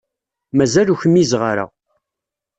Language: Kabyle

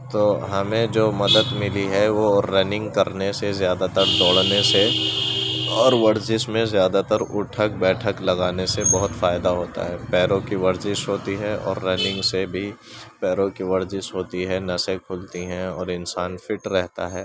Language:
Urdu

